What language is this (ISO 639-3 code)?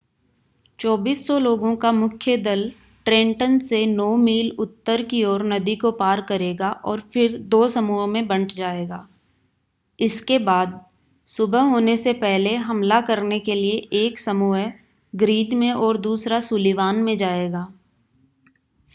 hin